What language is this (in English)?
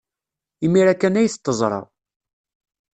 Kabyle